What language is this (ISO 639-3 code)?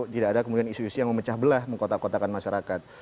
ind